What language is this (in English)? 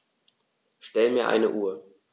German